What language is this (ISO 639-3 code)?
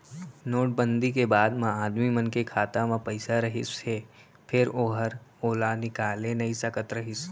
hne